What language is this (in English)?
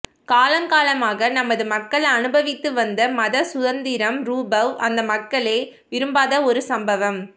Tamil